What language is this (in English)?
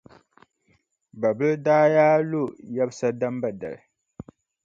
Dagbani